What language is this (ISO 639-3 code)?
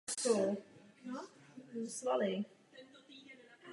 ces